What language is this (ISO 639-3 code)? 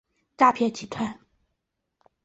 zho